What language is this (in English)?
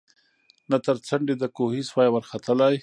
Pashto